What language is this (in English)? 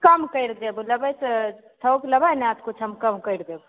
Maithili